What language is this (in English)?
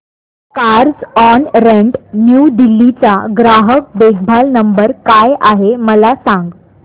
Marathi